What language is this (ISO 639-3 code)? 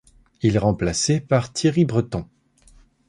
fra